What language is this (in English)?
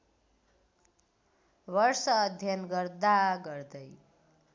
Nepali